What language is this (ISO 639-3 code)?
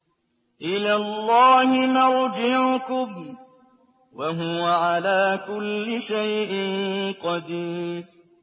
ara